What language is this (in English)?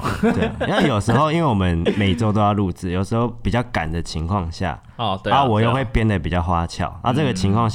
Chinese